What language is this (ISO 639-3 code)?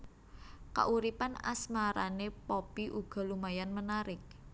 jav